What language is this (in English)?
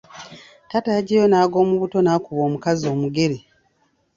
Ganda